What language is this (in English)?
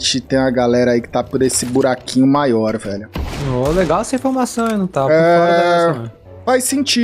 Portuguese